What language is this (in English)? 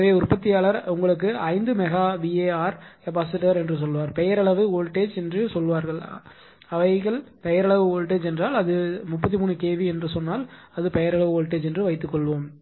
Tamil